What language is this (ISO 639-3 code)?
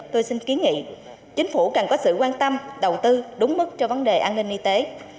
vie